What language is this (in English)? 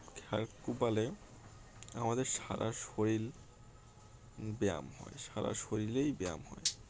Bangla